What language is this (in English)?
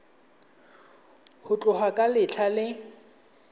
Tswana